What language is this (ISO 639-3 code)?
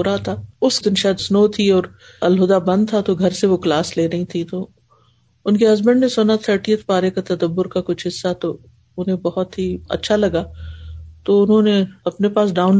urd